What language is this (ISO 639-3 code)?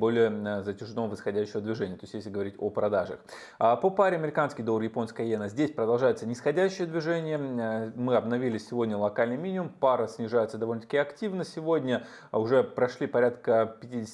rus